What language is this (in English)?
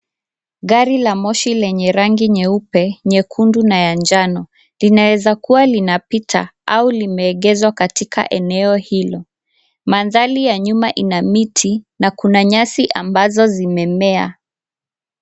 Swahili